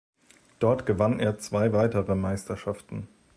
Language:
German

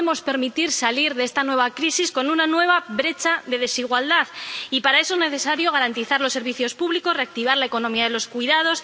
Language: Spanish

